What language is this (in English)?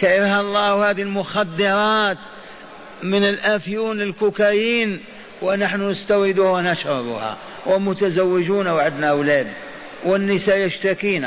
Arabic